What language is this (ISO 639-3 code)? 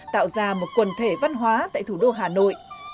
vie